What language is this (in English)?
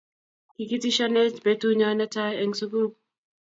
Kalenjin